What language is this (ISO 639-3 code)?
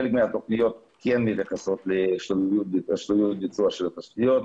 heb